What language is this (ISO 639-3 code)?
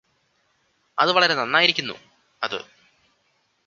mal